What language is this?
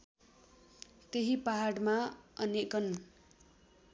Nepali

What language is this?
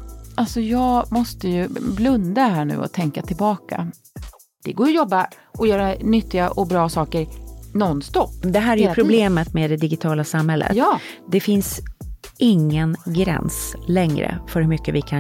Swedish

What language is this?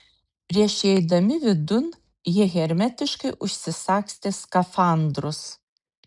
Lithuanian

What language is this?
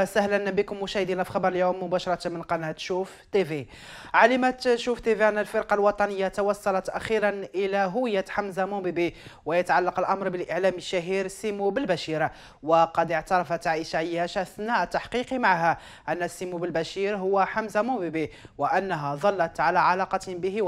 Arabic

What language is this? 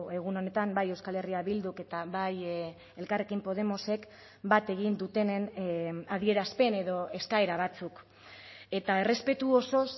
Basque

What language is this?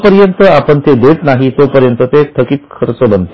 Marathi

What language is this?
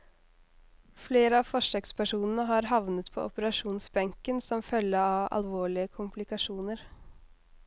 Norwegian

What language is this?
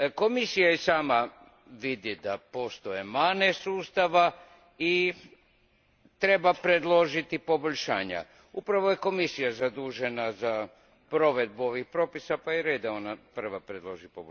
Croatian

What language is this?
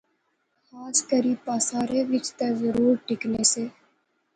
Pahari-Potwari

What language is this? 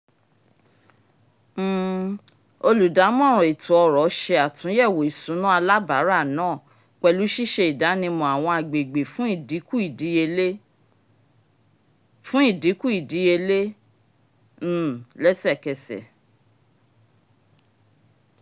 Yoruba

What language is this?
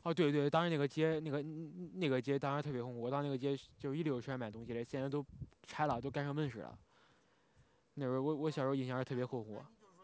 Chinese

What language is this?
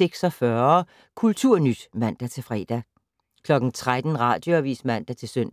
Danish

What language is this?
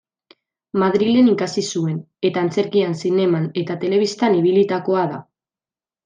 Basque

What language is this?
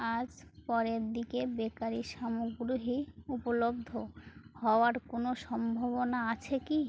Bangla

